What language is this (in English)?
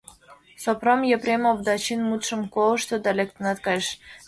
Mari